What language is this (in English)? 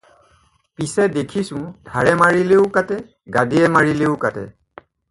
Assamese